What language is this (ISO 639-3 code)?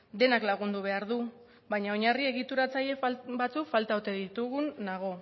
eus